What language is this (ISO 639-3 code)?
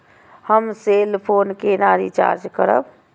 mai